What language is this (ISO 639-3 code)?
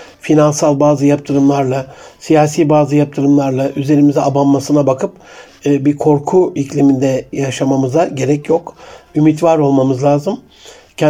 tur